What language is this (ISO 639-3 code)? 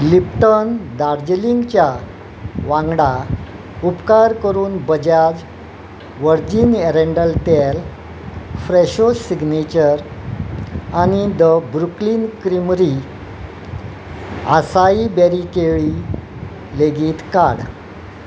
kok